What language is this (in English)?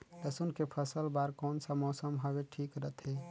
Chhattisgarhi